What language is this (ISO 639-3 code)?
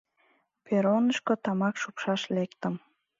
chm